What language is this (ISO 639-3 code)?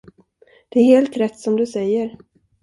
swe